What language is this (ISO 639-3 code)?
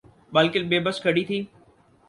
urd